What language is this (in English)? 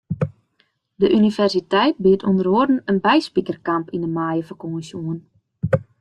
Western Frisian